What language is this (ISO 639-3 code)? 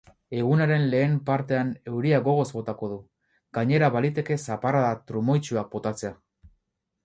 eus